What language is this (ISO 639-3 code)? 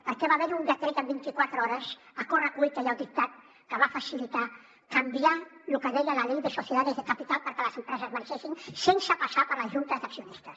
cat